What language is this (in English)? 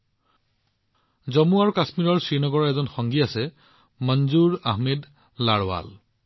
Assamese